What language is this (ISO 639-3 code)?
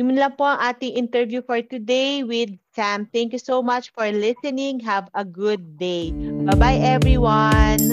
fil